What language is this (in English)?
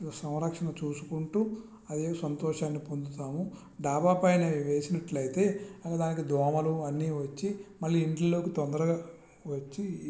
Telugu